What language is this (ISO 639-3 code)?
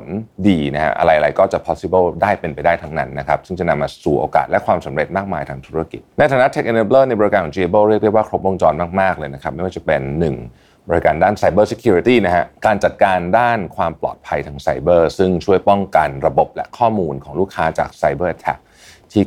tha